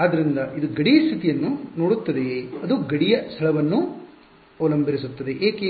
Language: Kannada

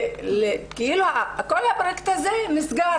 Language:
Hebrew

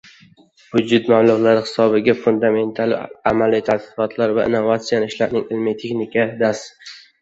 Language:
Uzbek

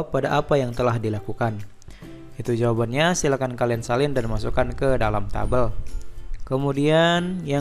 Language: Indonesian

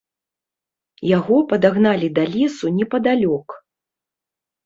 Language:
Belarusian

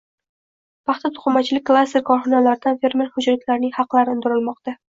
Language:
Uzbek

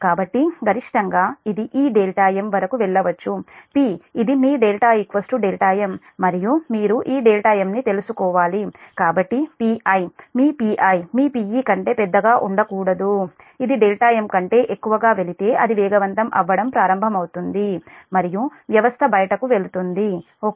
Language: Telugu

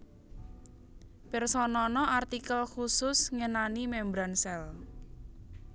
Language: Javanese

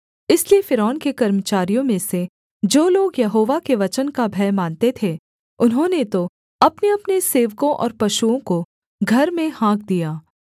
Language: Hindi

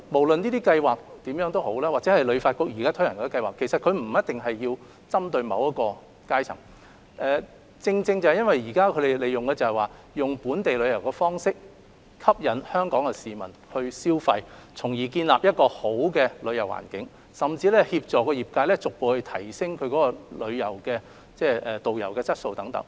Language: Cantonese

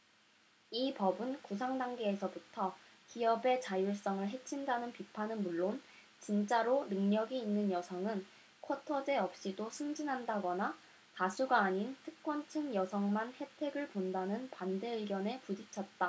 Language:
Korean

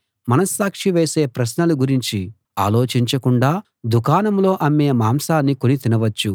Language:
Telugu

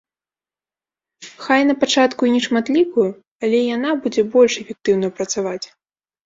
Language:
Belarusian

